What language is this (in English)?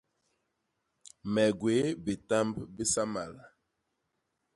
Basaa